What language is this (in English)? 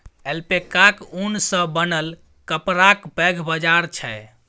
Maithili